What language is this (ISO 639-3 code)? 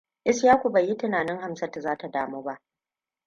hau